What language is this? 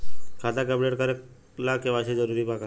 Bhojpuri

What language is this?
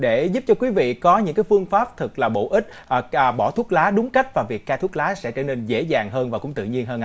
Vietnamese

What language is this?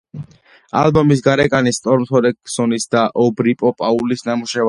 Georgian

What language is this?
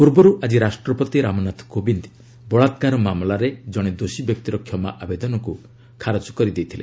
Odia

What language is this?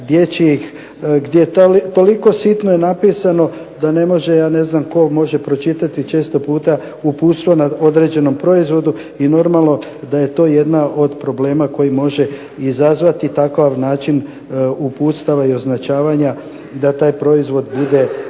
Croatian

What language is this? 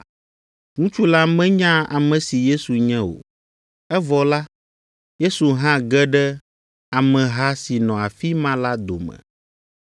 Ewe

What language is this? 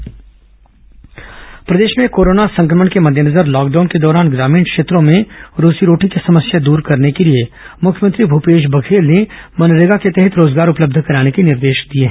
Hindi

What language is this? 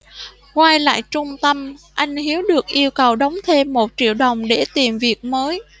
Vietnamese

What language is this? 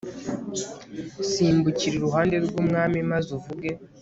Kinyarwanda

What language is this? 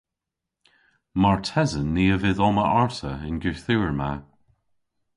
Cornish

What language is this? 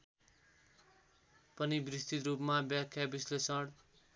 Nepali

